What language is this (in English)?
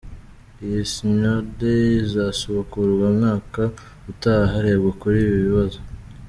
Kinyarwanda